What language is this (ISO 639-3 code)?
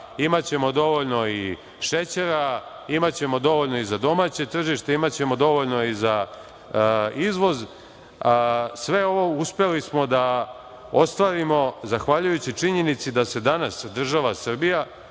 srp